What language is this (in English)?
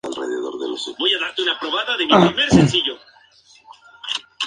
Spanish